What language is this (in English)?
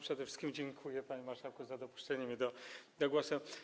Polish